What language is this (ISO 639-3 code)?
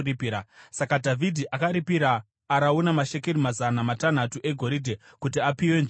sna